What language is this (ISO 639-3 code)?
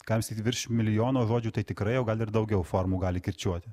lit